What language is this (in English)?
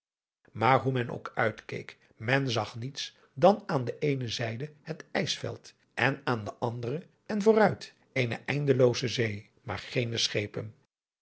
Dutch